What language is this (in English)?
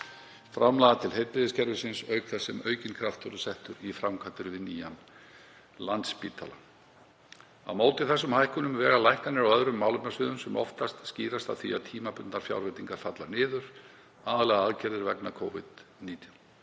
Icelandic